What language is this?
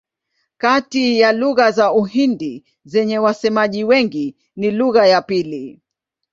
Swahili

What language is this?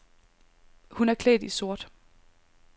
Danish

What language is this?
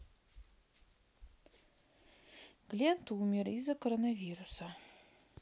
Russian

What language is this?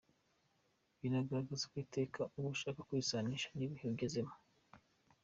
Kinyarwanda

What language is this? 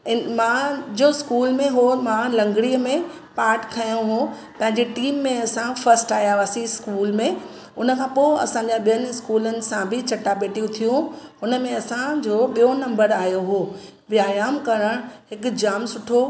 Sindhi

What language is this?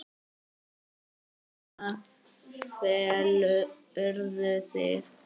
Icelandic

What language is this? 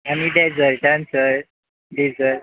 Konkani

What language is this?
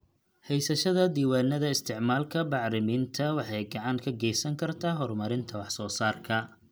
Somali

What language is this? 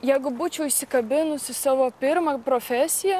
Lithuanian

